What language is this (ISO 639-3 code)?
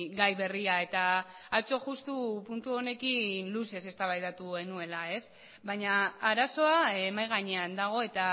eus